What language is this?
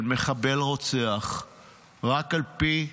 Hebrew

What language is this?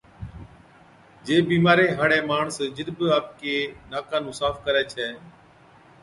Od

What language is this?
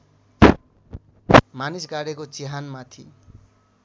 Nepali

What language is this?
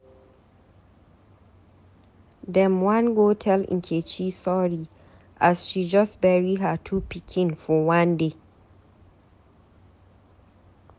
Nigerian Pidgin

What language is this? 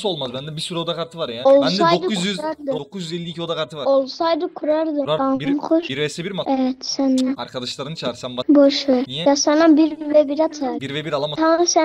Turkish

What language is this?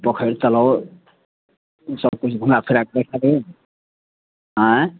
Maithili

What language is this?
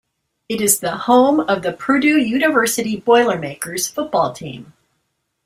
English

